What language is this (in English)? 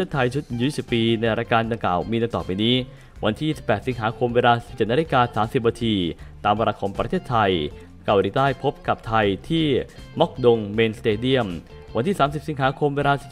Thai